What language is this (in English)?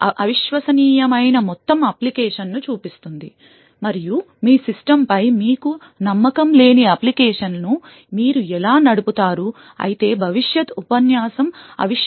Telugu